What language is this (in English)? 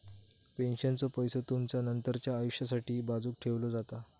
Marathi